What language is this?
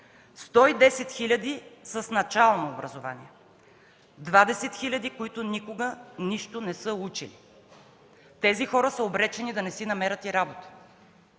Bulgarian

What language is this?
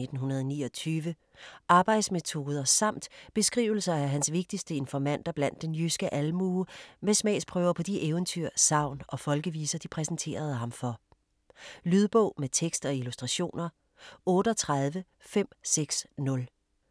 Danish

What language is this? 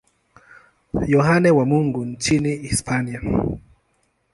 Swahili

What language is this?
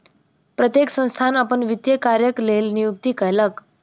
Maithili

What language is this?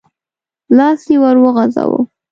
Pashto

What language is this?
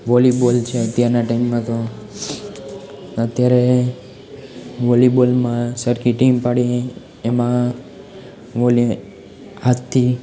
Gujarati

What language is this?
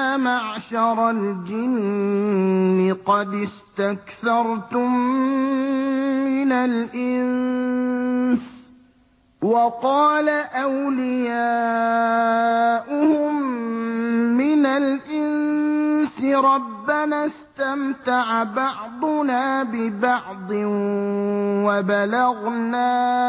Arabic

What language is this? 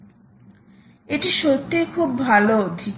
Bangla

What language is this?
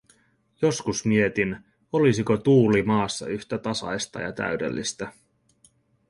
Finnish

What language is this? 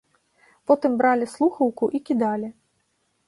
Belarusian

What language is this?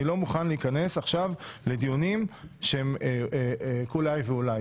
Hebrew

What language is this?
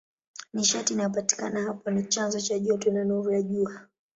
Swahili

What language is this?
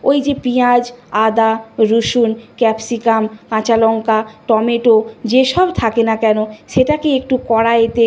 Bangla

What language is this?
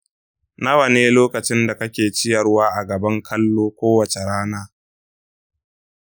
Hausa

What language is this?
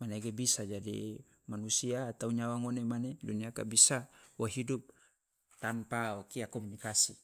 Loloda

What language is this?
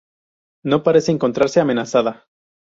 Spanish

